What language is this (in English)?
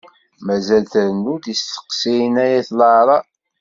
Kabyle